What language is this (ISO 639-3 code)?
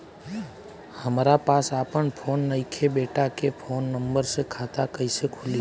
bho